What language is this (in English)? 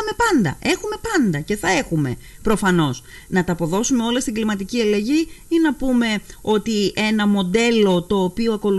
Greek